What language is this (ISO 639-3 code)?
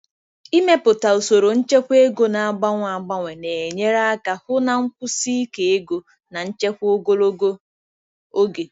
ibo